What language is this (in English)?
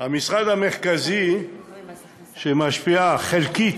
Hebrew